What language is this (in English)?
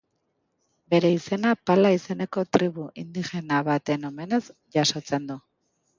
Basque